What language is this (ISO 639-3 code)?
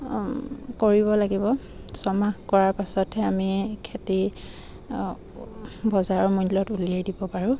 asm